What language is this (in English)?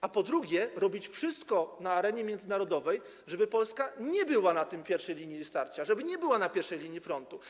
Polish